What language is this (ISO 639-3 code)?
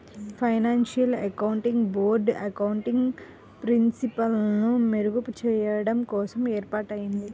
tel